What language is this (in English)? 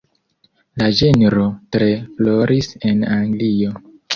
Esperanto